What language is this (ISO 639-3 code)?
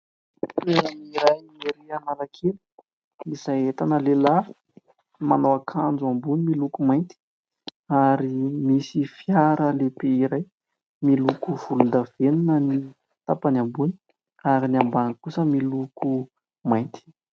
mlg